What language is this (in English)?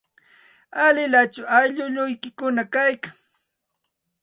Santa Ana de Tusi Pasco Quechua